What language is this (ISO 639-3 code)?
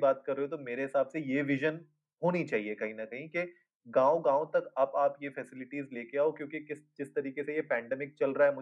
hin